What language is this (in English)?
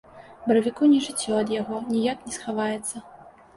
Belarusian